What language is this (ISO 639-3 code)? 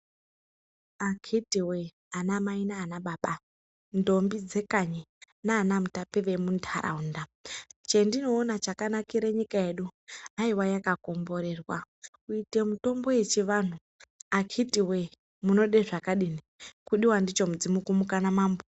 ndc